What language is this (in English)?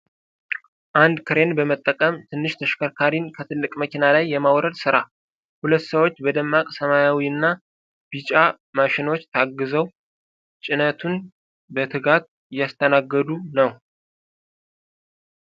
Amharic